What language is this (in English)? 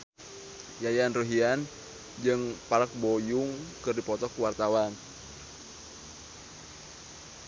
Sundanese